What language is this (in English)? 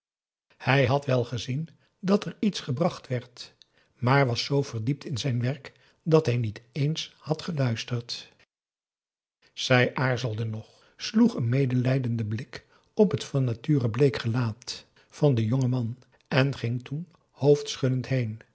Dutch